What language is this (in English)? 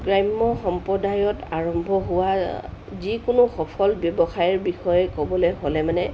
Assamese